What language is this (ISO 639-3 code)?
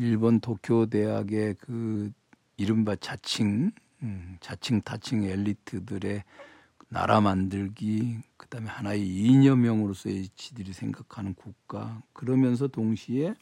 kor